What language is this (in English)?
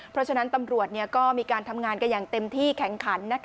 Thai